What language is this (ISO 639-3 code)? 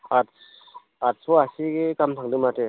brx